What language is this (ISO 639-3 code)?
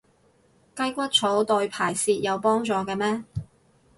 yue